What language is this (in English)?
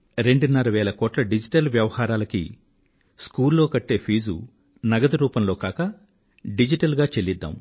Telugu